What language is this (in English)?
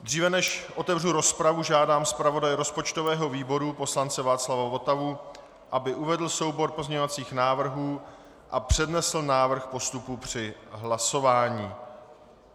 Czech